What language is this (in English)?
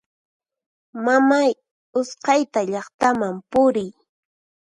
Puno Quechua